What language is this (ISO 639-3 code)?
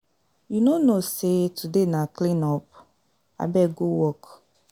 pcm